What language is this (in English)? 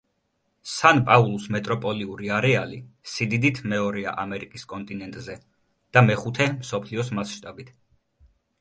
Georgian